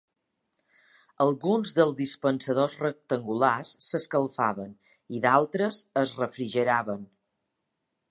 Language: Catalan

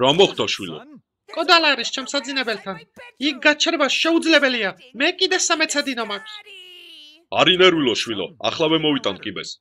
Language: Turkish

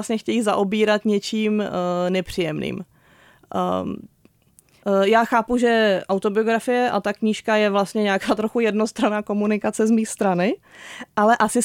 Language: Czech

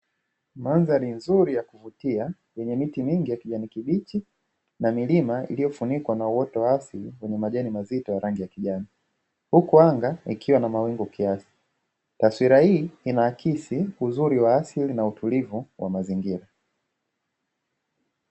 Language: Swahili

